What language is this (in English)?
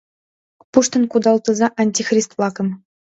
Mari